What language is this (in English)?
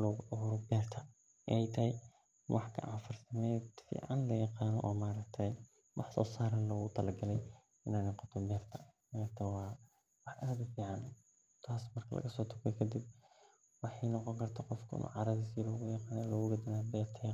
Somali